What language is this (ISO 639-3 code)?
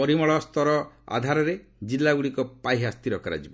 ori